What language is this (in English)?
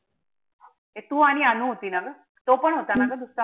Marathi